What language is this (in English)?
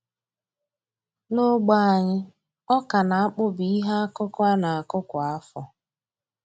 Igbo